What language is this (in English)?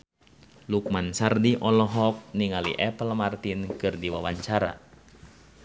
Sundanese